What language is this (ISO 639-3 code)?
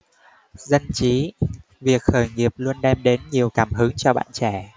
vie